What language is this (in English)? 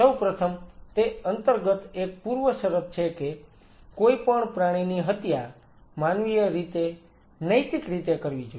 Gujarati